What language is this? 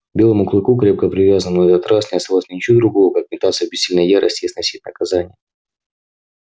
Russian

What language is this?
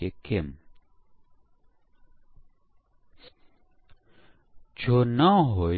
Gujarati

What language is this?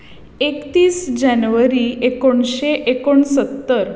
Konkani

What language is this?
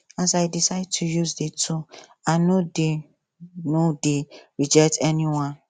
Nigerian Pidgin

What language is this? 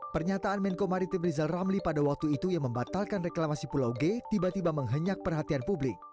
Indonesian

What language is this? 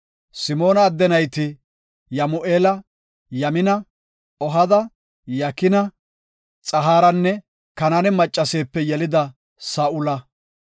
Gofa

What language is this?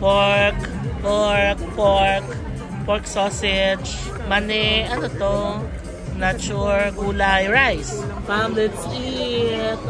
Filipino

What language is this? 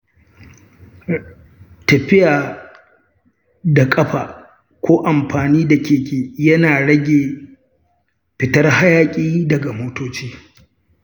Hausa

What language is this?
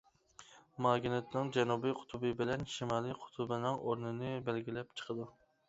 Uyghur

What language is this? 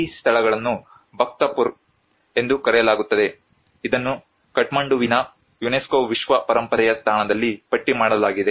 Kannada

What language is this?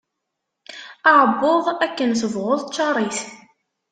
Kabyle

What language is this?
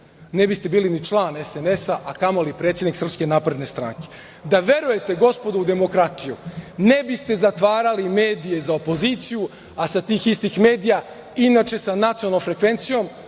Serbian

